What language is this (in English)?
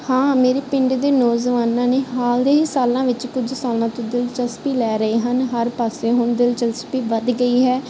Punjabi